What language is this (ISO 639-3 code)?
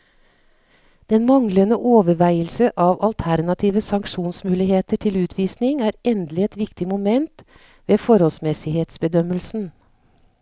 nor